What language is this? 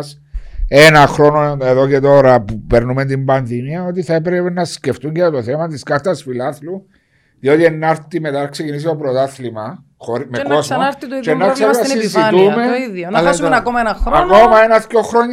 Greek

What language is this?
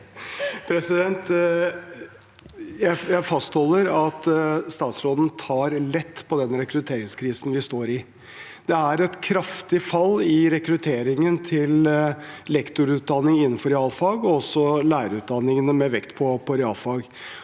Norwegian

